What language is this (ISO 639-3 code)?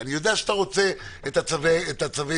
heb